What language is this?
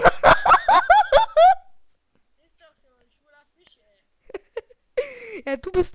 German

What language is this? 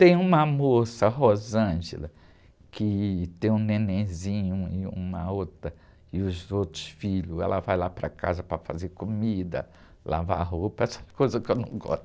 Portuguese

